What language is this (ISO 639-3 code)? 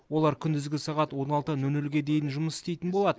kaz